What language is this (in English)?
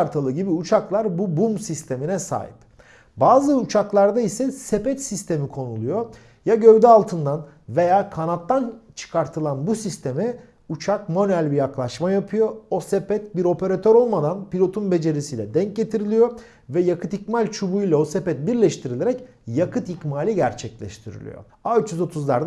Turkish